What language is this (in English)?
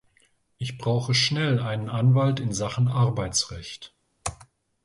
German